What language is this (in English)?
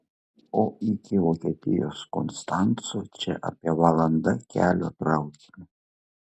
Lithuanian